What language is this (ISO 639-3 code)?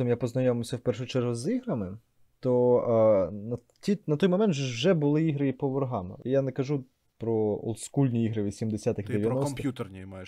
ukr